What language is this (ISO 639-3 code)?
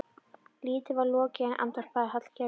isl